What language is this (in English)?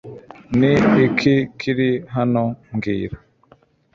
Kinyarwanda